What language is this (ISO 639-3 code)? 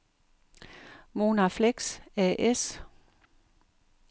dan